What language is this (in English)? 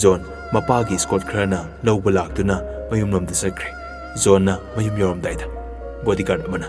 Vietnamese